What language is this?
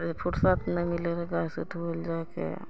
Maithili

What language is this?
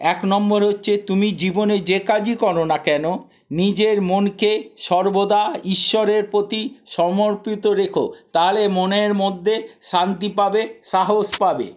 Bangla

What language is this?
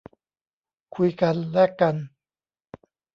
Thai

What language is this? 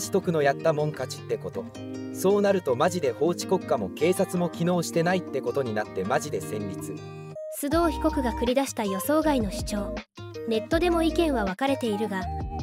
Japanese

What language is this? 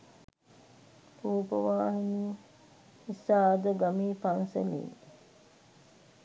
Sinhala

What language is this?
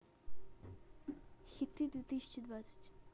Russian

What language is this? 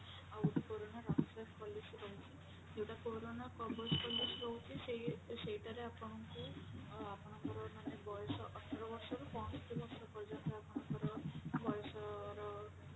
Odia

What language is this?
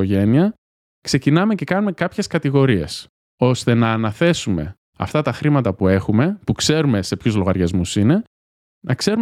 Greek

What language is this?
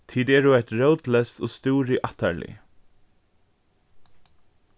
Faroese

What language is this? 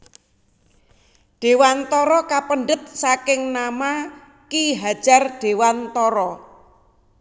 Javanese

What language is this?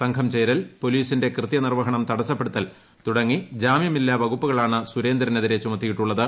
Malayalam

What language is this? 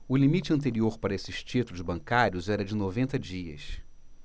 Portuguese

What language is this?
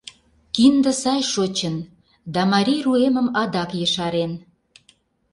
Mari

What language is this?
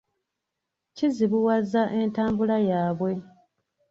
Ganda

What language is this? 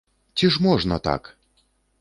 Belarusian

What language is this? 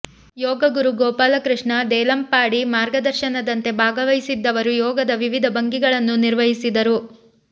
Kannada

